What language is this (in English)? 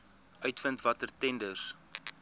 Afrikaans